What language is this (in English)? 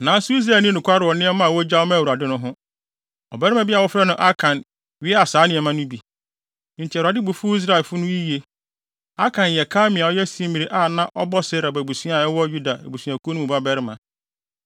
Akan